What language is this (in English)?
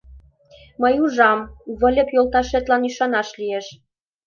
Mari